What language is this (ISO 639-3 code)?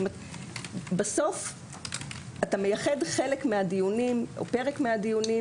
heb